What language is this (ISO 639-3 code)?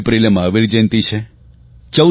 guj